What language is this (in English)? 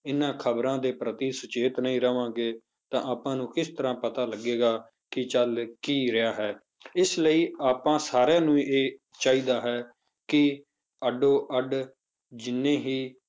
Punjabi